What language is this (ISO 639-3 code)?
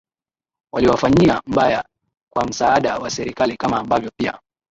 swa